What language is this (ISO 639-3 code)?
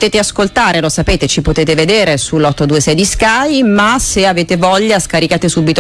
ita